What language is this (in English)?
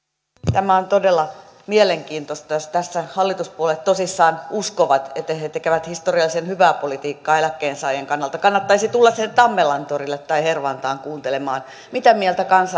Finnish